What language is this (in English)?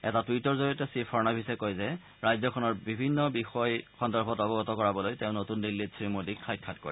Assamese